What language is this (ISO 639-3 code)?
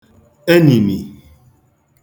ibo